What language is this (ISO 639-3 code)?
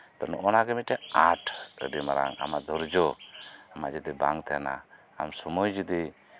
sat